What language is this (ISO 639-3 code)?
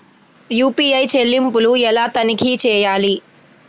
tel